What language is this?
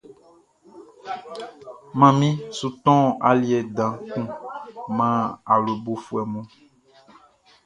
Baoulé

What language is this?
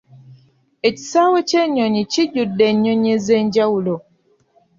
Ganda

